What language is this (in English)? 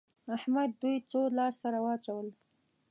Pashto